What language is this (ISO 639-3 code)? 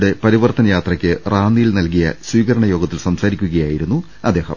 mal